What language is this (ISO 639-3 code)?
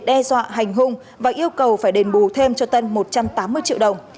vie